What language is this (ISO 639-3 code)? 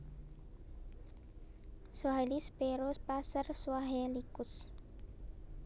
jav